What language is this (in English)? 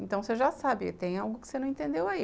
Portuguese